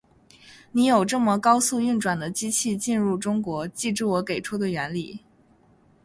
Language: Chinese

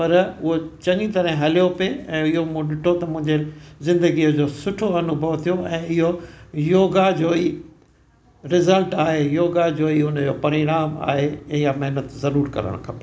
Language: Sindhi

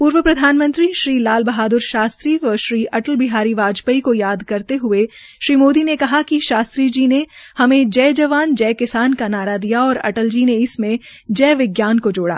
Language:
Hindi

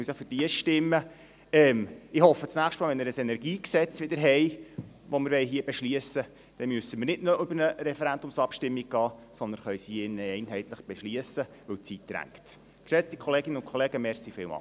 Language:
Swiss German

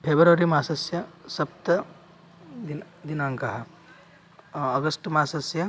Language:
Sanskrit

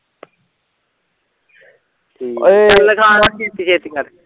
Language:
Punjabi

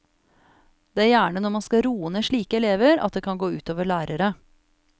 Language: Norwegian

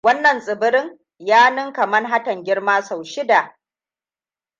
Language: Hausa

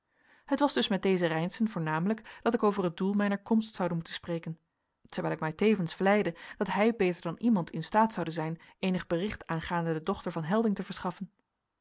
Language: Dutch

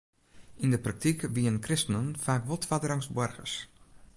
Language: Western Frisian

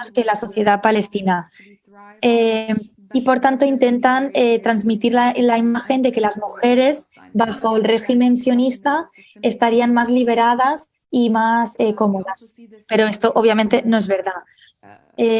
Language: Spanish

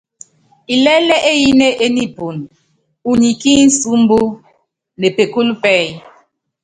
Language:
Yangben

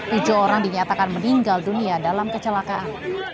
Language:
Indonesian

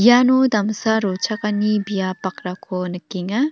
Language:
Garo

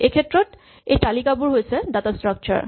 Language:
Assamese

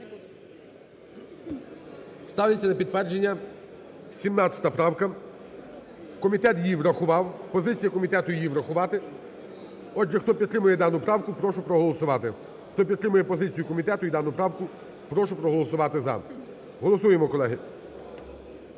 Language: Ukrainian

